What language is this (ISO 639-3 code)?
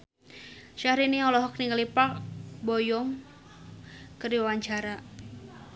sun